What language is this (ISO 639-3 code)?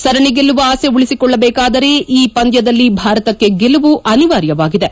kan